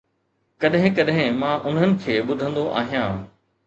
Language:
Sindhi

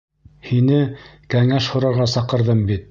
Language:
Bashkir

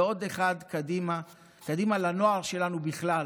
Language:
Hebrew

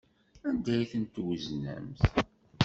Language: Kabyle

